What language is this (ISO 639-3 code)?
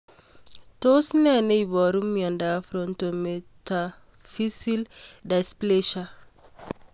kln